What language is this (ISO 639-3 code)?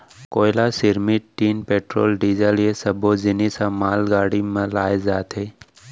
hne